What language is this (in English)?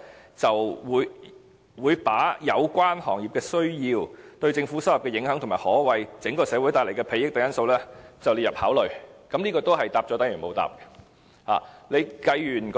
Cantonese